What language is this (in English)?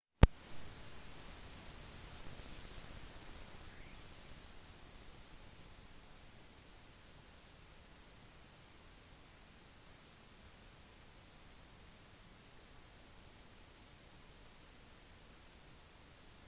Norwegian Bokmål